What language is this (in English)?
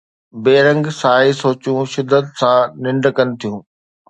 Sindhi